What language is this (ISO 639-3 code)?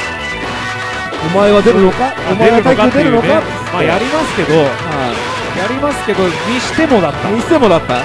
jpn